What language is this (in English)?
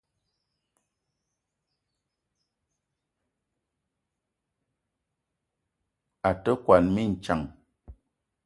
Eton (Cameroon)